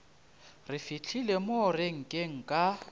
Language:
Northern Sotho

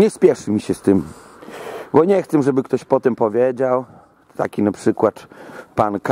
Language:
Polish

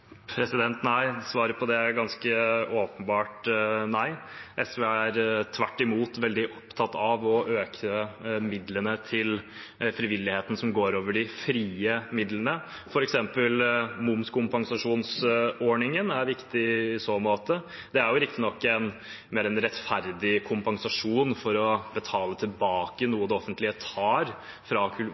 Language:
Norwegian Bokmål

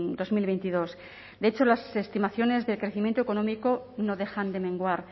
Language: Spanish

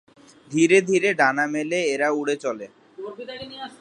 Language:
Bangla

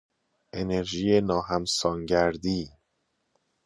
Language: Persian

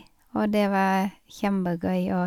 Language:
Norwegian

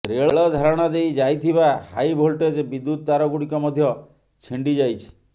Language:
Odia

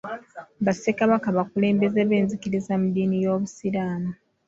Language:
Ganda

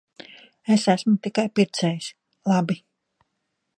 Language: Latvian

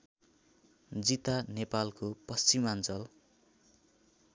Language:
Nepali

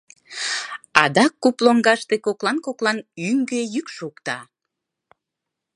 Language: Mari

